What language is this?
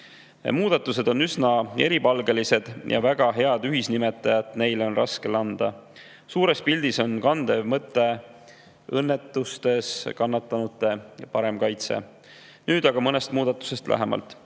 Estonian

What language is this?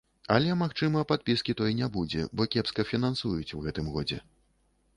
Belarusian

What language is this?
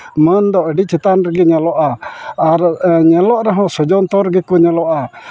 Santali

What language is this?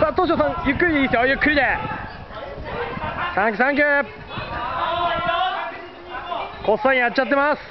Japanese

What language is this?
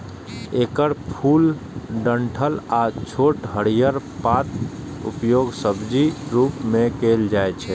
Maithili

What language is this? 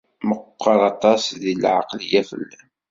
Kabyle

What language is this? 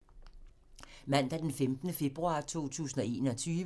Danish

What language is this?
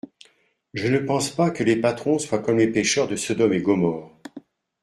French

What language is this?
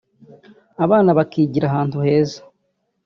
Kinyarwanda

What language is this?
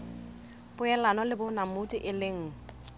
Southern Sotho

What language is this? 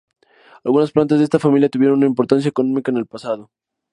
Spanish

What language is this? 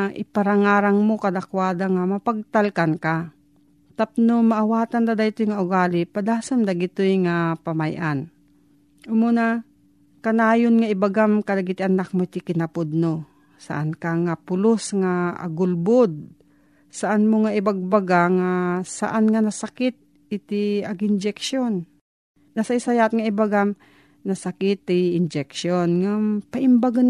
Filipino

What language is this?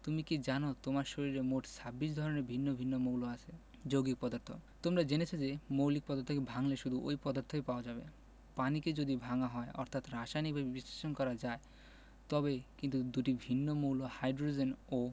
Bangla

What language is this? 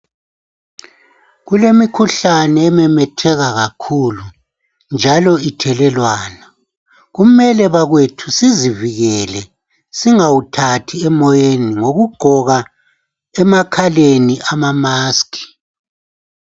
North Ndebele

